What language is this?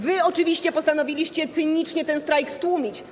Polish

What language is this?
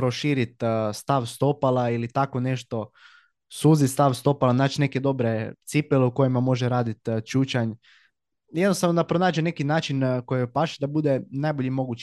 Croatian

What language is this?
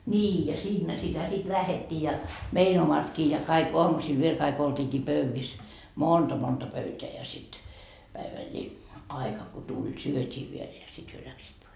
Finnish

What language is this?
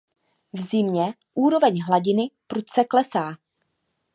Czech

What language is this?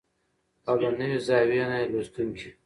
Pashto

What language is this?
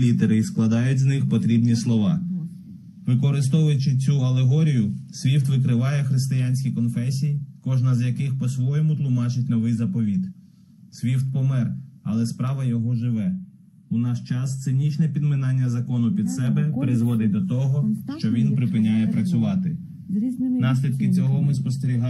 Ukrainian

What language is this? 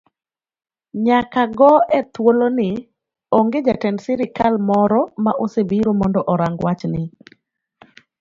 Luo (Kenya and Tanzania)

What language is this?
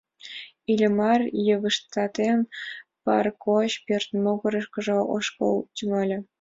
Mari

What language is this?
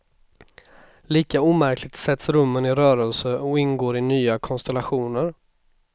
Swedish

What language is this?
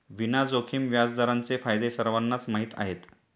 Marathi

